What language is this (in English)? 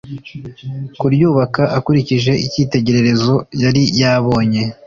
Kinyarwanda